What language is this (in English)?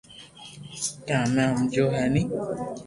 Loarki